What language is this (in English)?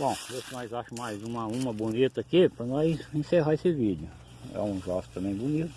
Portuguese